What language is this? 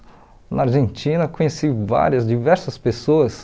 Portuguese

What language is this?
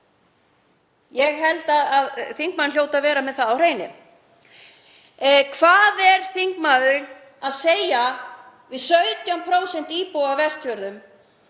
Icelandic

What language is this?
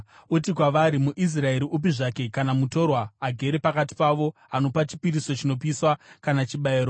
Shona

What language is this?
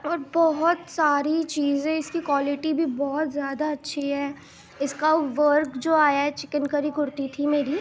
Urdu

